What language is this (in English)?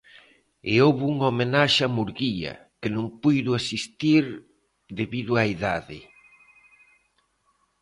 Galician